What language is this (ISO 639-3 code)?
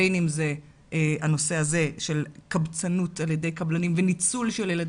heb